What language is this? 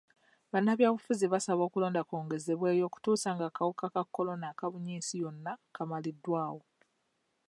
Ganda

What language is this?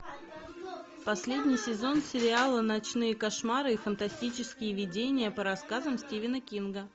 Russian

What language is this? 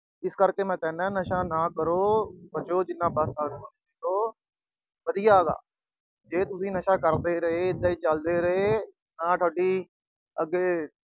Punjabi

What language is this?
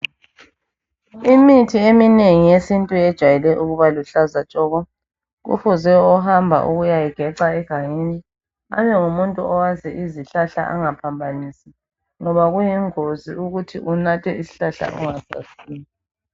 North Ndebele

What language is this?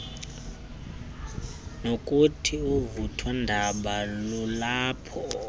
Xhosa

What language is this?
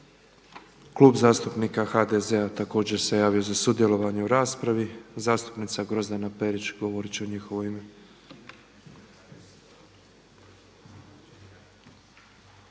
Croatian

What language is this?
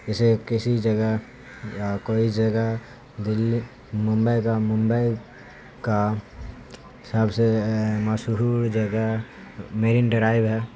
Urdu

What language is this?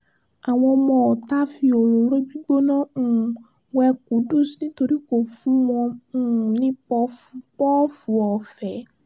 Yoruba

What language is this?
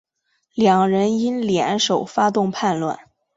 Chinese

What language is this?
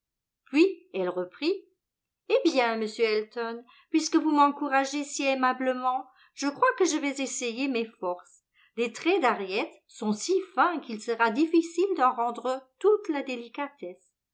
French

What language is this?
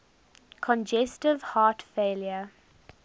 English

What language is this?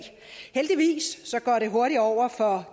Danish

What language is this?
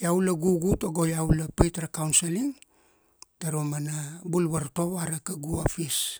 Kuanua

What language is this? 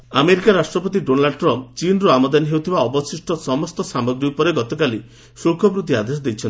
Odia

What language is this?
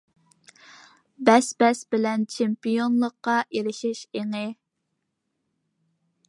Uyghur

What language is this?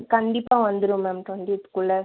Tamil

